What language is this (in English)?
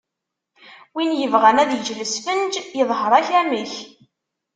Kabyle